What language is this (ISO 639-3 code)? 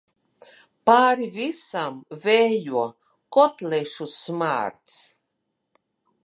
lav